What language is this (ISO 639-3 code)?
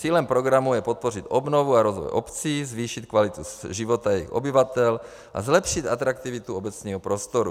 ces